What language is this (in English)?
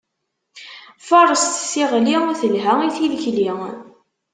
Kabyle